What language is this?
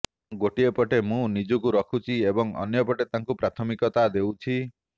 Odia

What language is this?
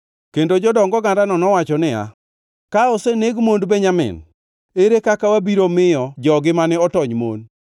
Luo (Kenya and Tanzania)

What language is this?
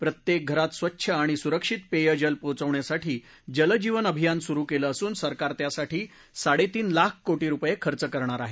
Marathi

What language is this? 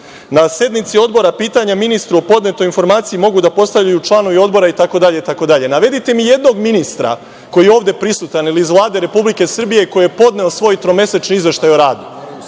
Serbian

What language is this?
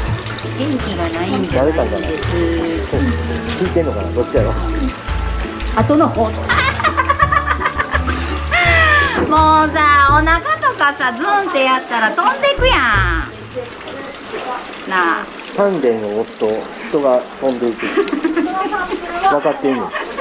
Japanese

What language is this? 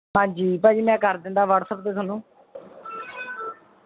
Punjabi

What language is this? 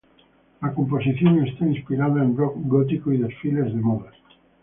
Spanish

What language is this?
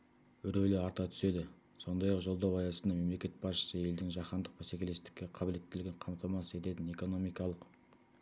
Kazakh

